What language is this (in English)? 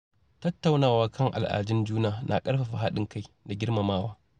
Hausa